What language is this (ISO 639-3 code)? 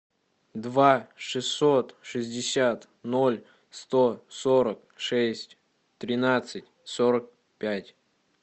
rus